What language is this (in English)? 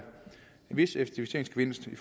Danish